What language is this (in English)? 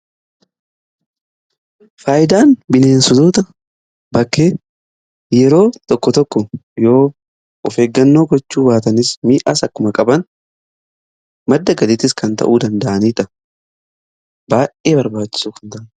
Oromo